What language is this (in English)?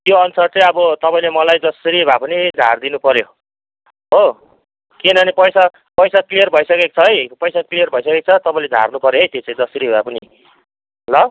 Nepali